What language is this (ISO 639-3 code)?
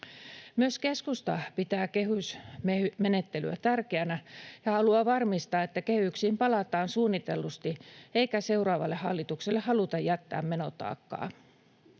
fin